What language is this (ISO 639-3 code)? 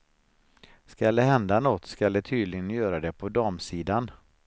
swe